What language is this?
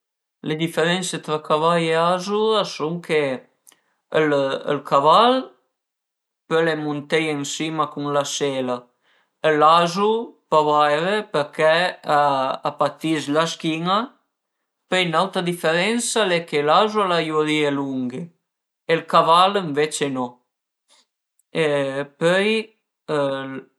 Piedmontese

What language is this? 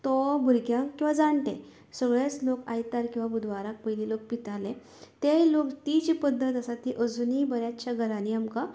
Konkani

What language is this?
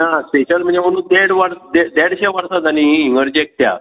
Konkani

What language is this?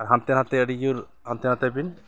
Santali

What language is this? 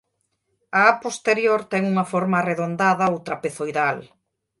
Galician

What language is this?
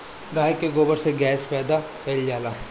Bhojpuri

